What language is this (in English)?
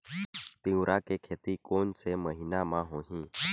Chhattisgarhi